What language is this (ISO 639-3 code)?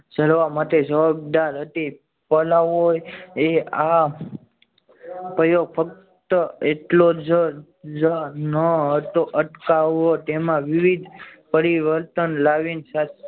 guj